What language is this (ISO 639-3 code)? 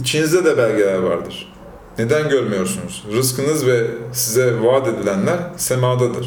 tur